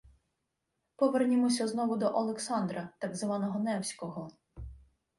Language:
Ukrainian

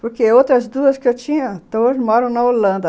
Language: Portuguese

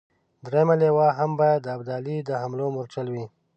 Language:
Pashto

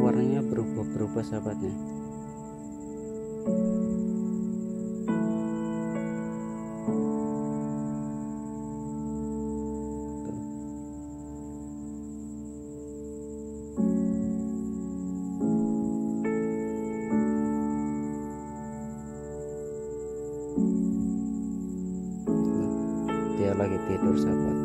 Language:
Indonesian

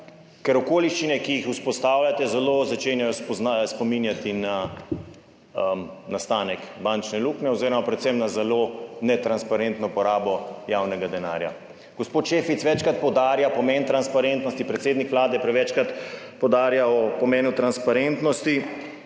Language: Slovenian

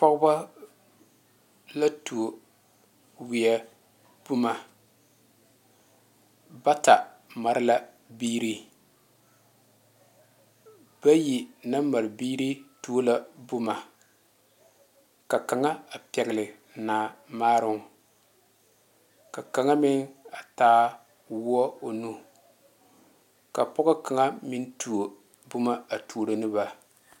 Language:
Southern Dagaare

